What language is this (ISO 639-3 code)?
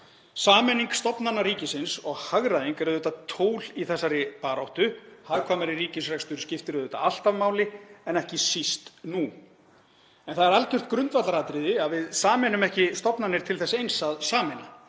isl